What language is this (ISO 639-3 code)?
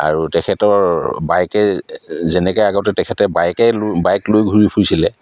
asm